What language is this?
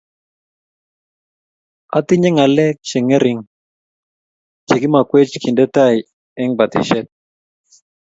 Kalenjin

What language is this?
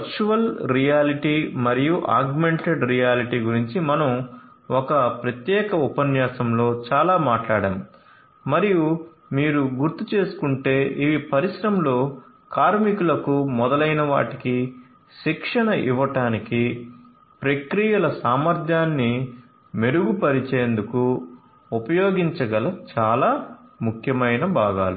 Telugu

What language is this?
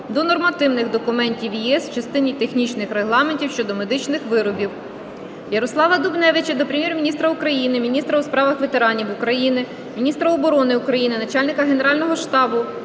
Ukrainian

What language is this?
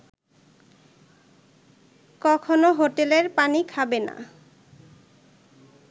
Bangla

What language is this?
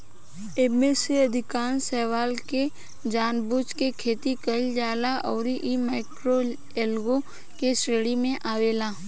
Bhojpuri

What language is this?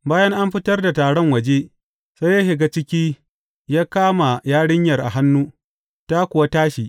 Hausa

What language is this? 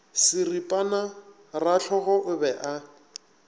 Northern Sotho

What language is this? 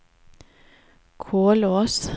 Norwegian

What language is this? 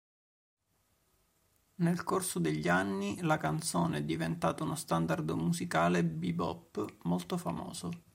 Italian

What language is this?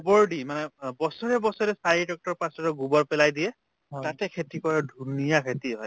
Assamese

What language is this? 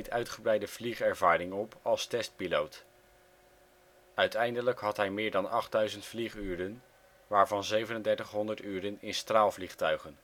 Dutch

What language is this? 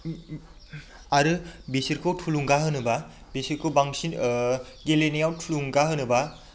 Bodo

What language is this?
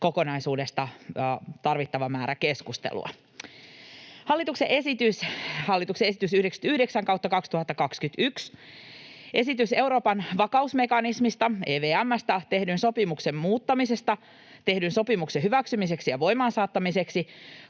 Finnish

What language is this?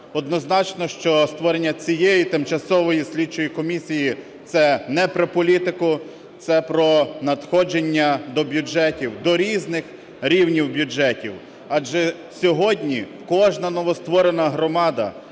Ukrainian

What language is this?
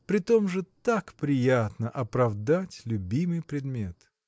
Russian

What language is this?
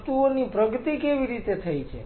Gujarati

